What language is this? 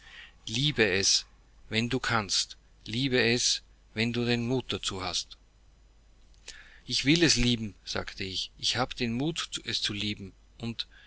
German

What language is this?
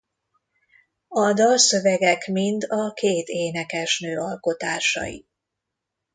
Hungarian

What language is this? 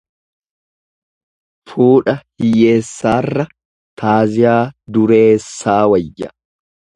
Oromo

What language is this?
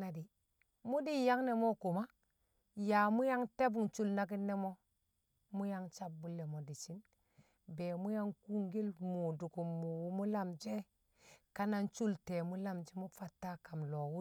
Kamo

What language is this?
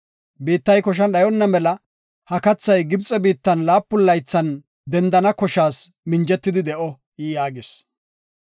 Gofa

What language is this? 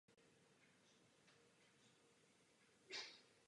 Czech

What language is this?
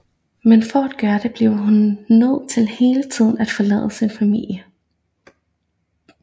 Danish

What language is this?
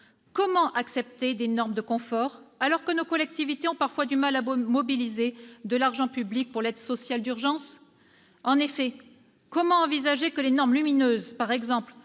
French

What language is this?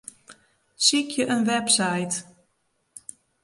Western Frisian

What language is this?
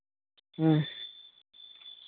Santali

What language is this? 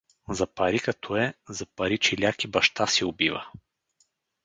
Bulgarian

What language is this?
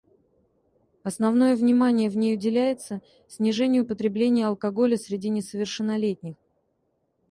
Russian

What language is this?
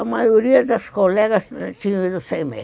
Portuguese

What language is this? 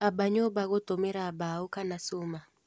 Kikuyu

